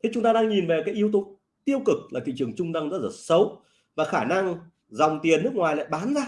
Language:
Vietnamese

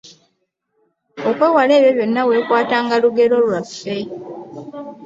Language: Ganda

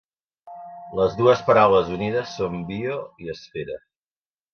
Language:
Catalan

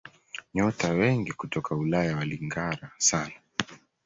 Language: Swahili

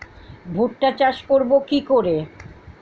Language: Bangla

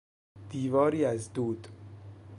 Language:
Persian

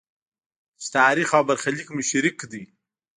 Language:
Pashto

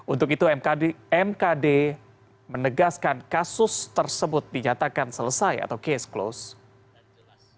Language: Indonesian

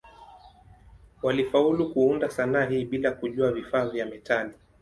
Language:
Swahili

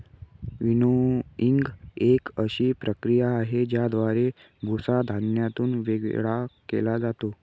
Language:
Marathi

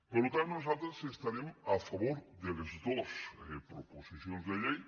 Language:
Catalan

